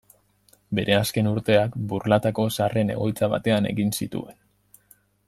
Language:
Basque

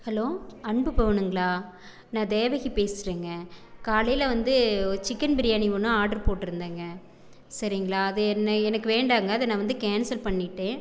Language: Tamil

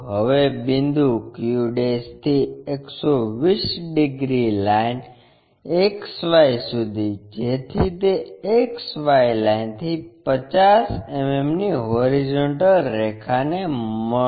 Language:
Gujarati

